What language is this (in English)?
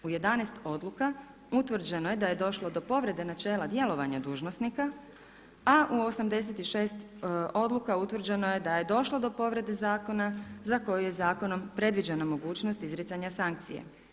Croatian